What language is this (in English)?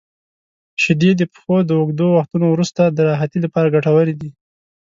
Pashto